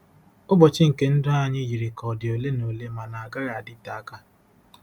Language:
Igbo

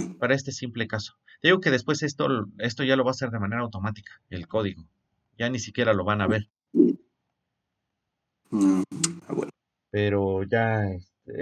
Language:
Spanish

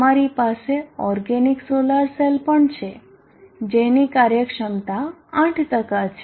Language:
Gujarati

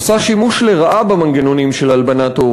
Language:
Hebrew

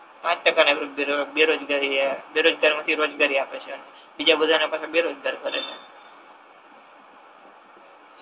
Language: Gujarati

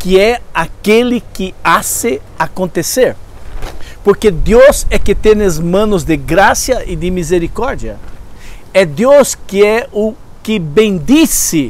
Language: Portuguese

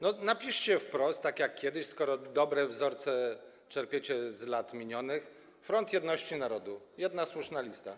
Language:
Polish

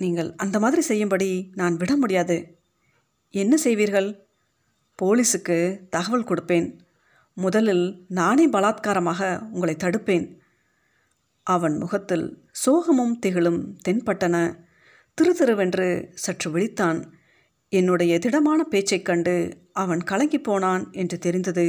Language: Tamil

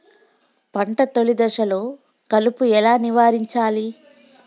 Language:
Telugu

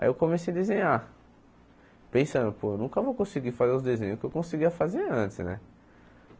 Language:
Portuguese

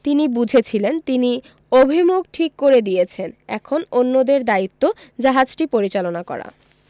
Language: Bangla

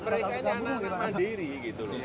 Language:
Indonesian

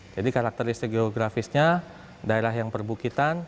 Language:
Indonesian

